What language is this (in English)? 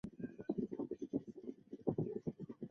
Chinese